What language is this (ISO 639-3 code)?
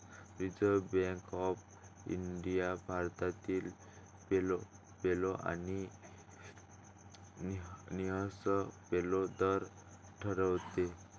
mar